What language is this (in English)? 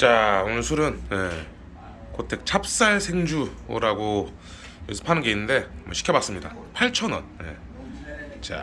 Korean